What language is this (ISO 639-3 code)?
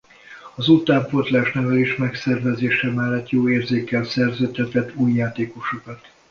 hun